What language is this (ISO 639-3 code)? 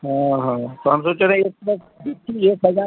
hin